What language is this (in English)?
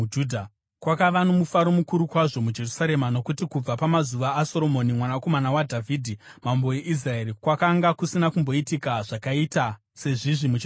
Shona